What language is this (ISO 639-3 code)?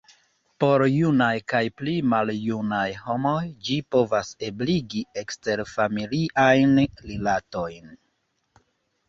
epo